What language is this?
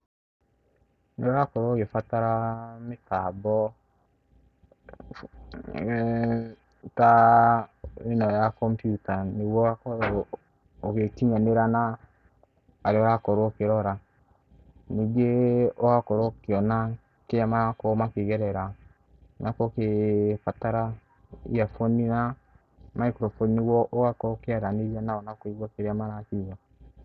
Kikuyu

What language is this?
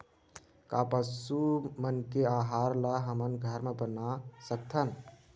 Chhattisgarhi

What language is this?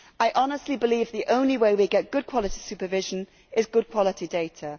English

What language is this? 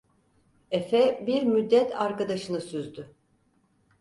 Turkish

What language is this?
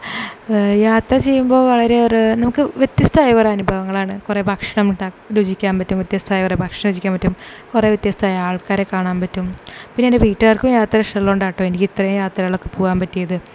Malayalam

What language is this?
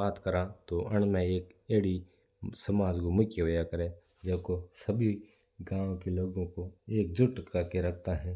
Mewari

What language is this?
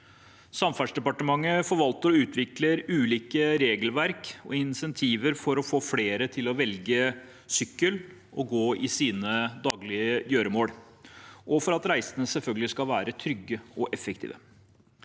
Norwegian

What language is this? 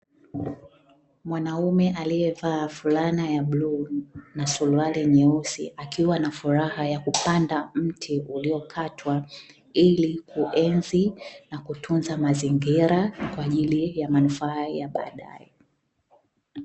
Swahili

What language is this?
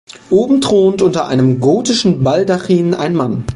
German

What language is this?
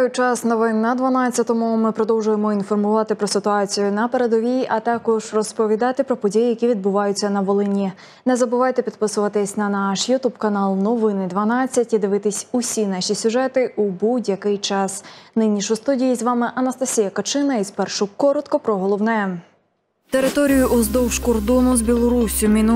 Ukrainian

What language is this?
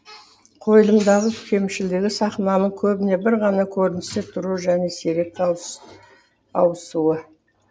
Kazakh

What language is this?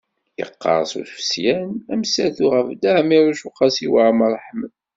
Kabyle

